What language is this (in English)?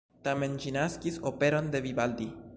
Esperanto